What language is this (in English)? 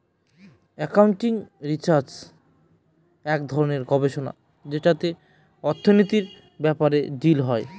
Bangla